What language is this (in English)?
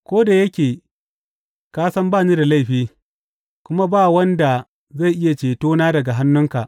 Hausa